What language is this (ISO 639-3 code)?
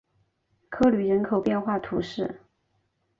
zho